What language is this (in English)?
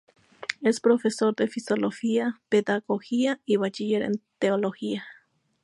Spanish